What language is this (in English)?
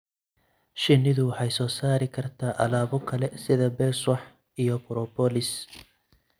Somali